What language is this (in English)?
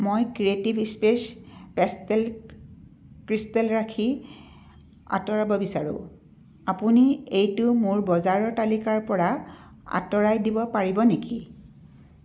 Assamese